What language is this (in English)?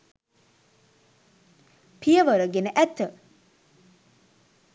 Sinhala